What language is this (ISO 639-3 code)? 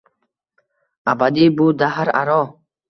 uzb